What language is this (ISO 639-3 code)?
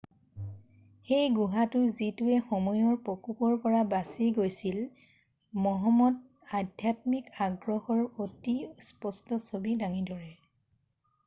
asm